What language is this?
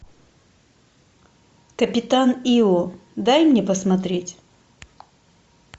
Russian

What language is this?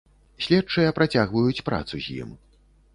Belarusian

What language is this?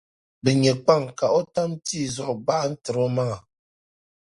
Dagbani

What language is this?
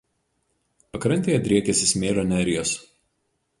Lithuanian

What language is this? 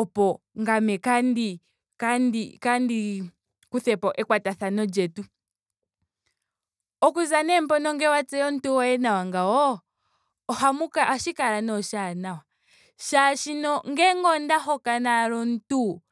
Ndonga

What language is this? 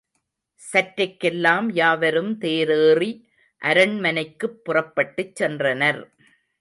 Tamil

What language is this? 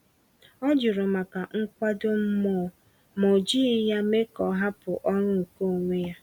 Igbo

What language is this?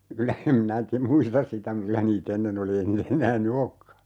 Finnish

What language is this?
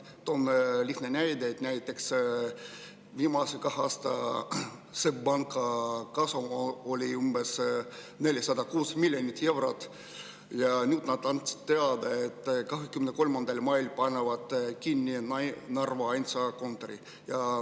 Estonian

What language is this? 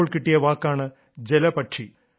Malayalam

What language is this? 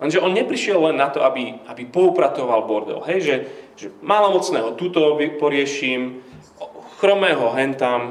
Slovak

